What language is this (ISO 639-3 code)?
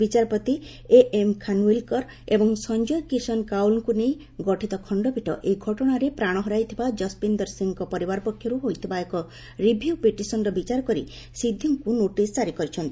ori